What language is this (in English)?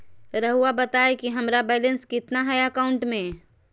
Magahi